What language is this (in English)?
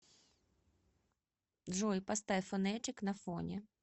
Russian